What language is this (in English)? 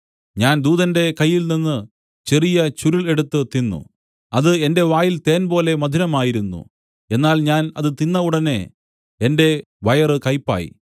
Malayalam